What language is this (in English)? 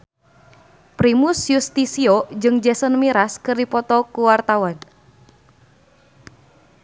Sundanese